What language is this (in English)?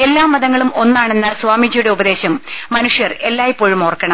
Malayalam